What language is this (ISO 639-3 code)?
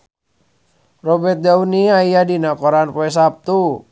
sun